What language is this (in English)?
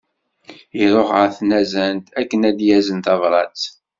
Kabyle